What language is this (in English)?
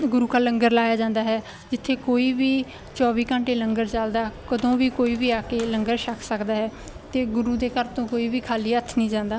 Punjabi